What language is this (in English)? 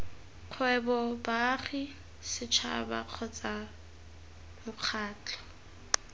Tswana